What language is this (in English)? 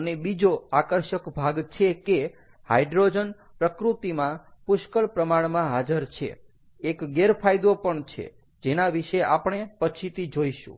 Gujarati